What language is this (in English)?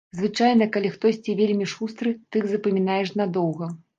Belarusian